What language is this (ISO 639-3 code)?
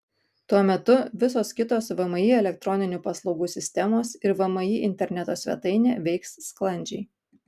lit